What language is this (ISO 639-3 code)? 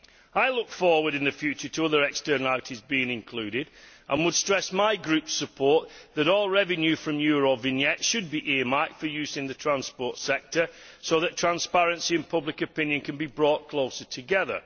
eng